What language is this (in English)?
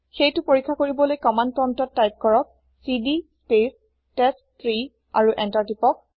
Assamese